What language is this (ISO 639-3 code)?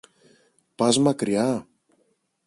ell